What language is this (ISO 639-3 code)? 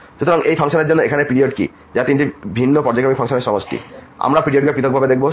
ben